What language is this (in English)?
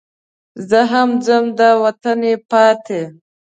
Pashto